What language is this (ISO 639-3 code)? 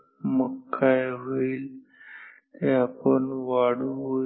mar